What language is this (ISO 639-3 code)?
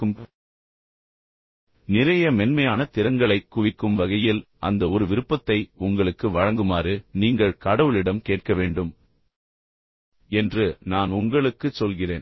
tam